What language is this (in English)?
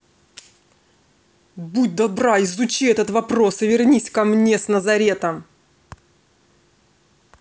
Russian